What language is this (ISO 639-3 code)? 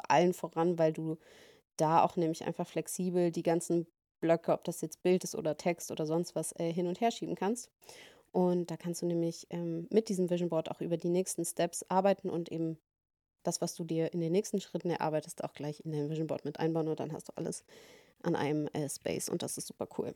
deu